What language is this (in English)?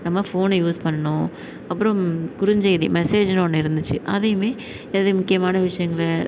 Tamil